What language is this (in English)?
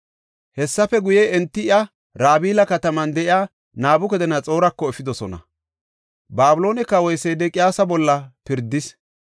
Gofa